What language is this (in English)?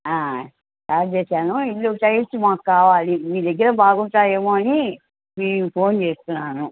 Telugu